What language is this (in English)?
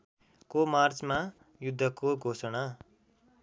Nepali